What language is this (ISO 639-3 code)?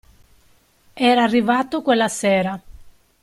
ita